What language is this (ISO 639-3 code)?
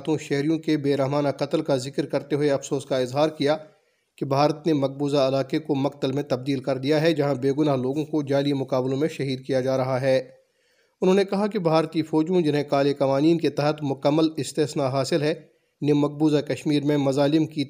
urd